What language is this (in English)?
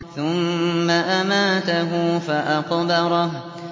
Arabic